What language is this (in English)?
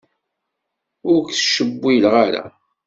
Kabyle